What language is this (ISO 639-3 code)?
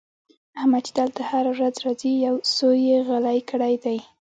pus